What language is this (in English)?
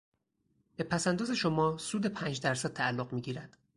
Persian